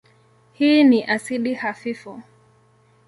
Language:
Swahili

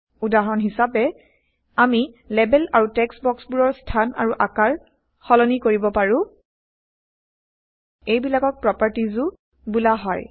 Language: Assamese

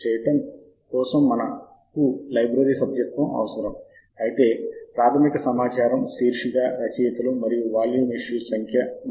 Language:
Telugu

